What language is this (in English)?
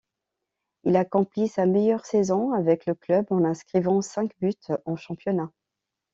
French